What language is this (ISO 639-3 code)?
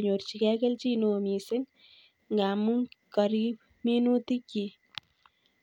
kln